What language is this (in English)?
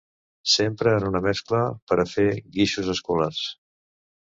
Catalan